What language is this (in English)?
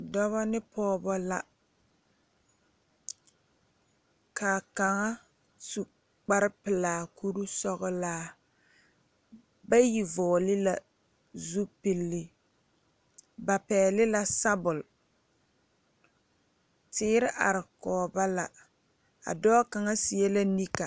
Southern Dagaare